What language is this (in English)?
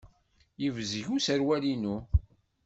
Kabyle